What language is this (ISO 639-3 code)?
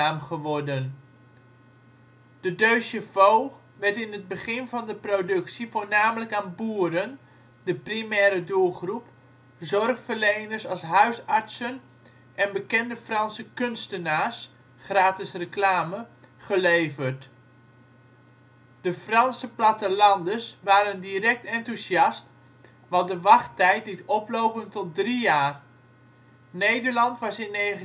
nld